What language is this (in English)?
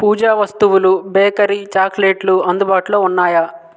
Telugu